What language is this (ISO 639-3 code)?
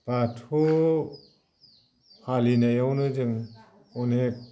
brx